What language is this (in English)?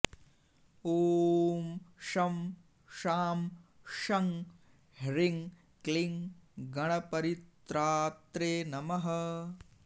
Sanskrit